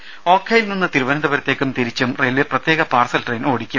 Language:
Malayalam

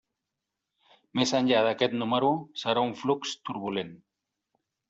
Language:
Catalan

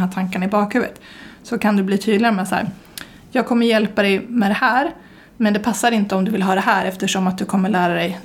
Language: Swedish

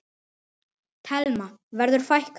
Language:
Icelandic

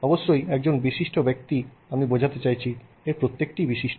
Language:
Bangla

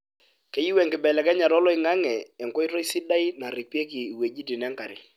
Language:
Masai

